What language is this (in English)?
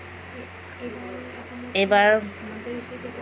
Assamese